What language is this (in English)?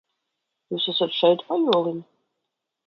Latvian